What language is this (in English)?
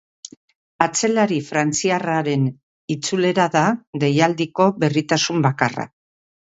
Basque